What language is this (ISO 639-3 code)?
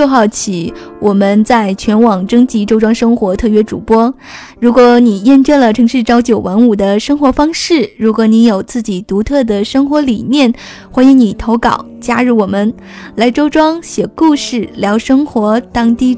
zho